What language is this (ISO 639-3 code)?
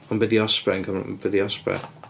cym